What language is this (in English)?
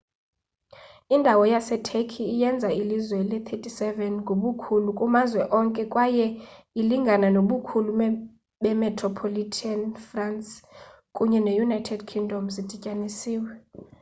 Xhosa